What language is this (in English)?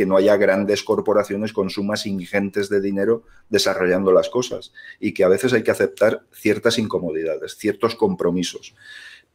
Spanish